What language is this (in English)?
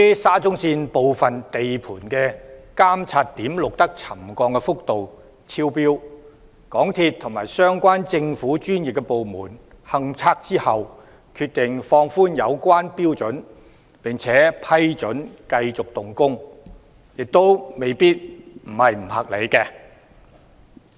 Cantonese